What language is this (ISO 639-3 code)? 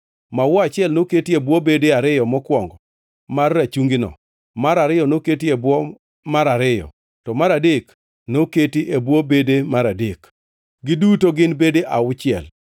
luo